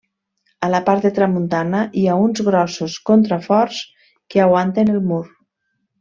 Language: Catalan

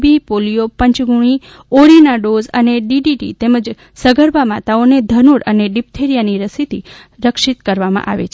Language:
Gujarati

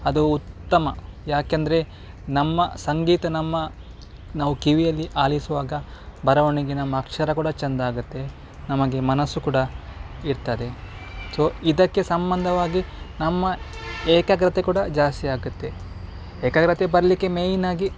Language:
Kannada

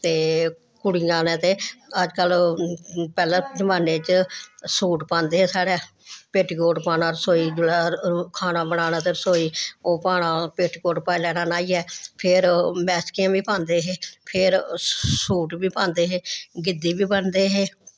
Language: Dogri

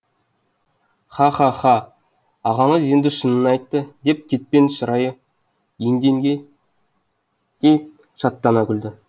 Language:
Kazakh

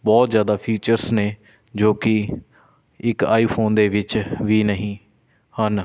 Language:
Punjabi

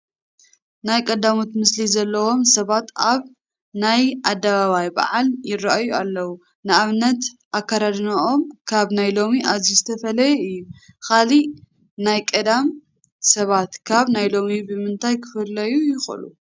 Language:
Tigrinya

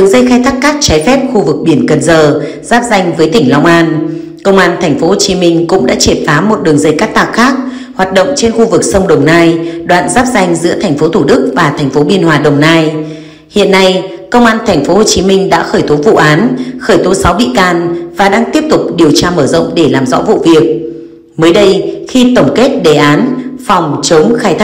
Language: Vietnamese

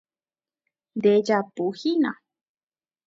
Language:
Guarani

